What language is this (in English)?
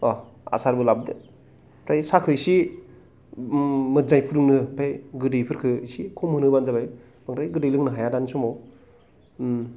Bodo